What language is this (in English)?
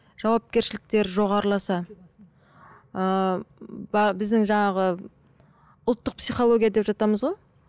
Kazakh